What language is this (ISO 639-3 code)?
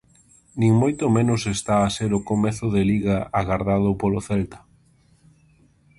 glg